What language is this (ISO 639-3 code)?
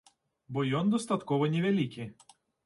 bel